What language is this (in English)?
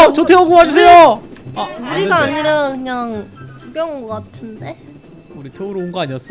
Korean